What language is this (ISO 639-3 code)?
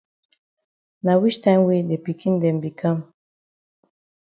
wes